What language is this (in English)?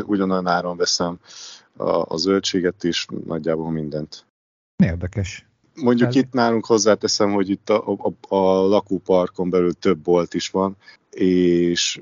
Hungarian